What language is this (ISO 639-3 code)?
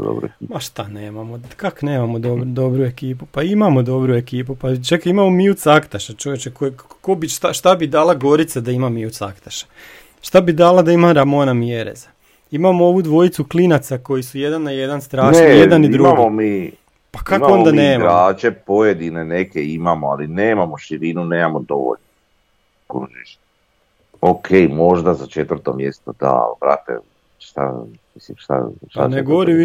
hrv